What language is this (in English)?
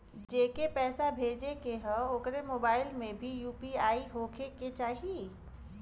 Bhojpuri